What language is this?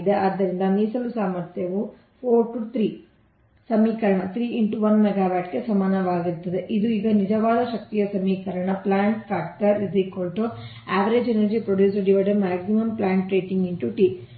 Kannada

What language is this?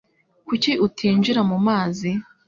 Kinyarwanda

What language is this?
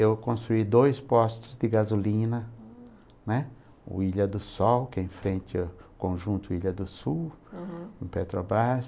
Portuguese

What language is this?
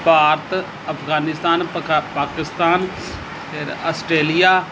Punjabi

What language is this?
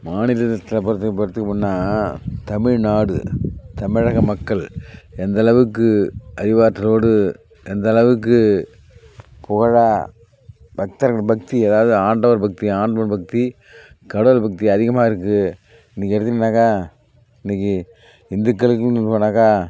Tamil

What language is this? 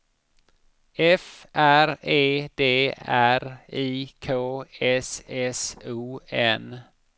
Swedish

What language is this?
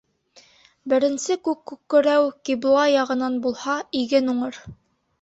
Bashkir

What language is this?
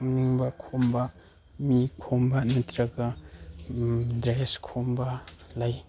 Manipuri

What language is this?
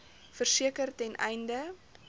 Afrikaans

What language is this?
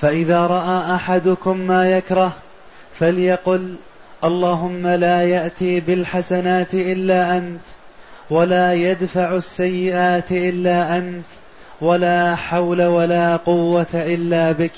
Arabic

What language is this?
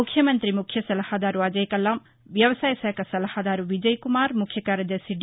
Telugu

